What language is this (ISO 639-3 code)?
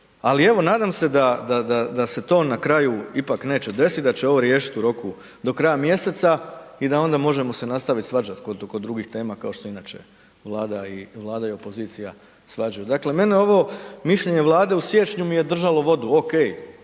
hrv